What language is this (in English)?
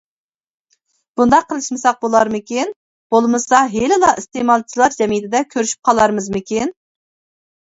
Uyghur